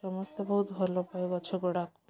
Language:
Odia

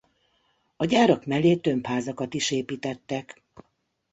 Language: Hungarian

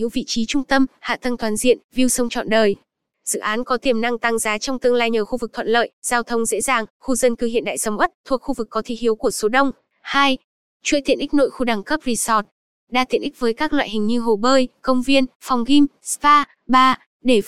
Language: Vietnamese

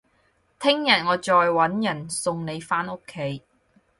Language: Cantonese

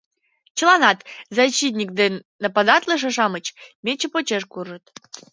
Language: Mari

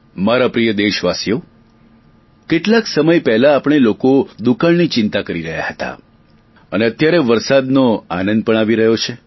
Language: Gujarati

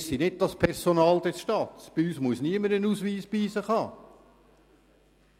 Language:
Swiss German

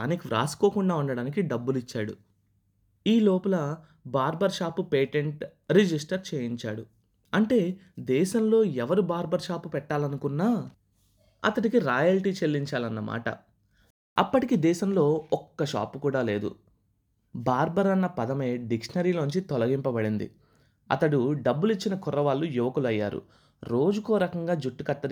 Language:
Telugu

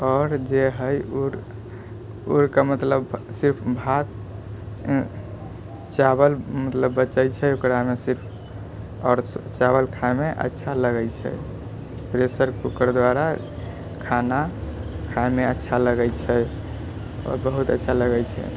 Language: Maithili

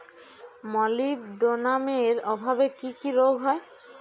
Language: Bangla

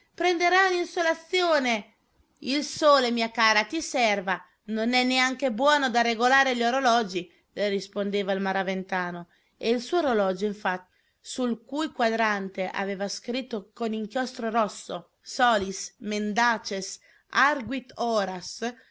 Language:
Italian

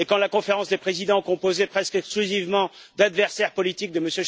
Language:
French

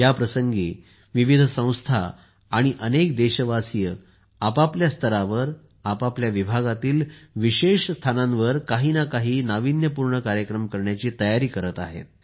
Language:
Marathi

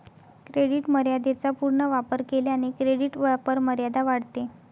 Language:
Marathi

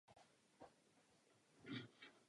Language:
Czech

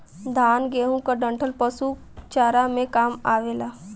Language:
Bhojpuri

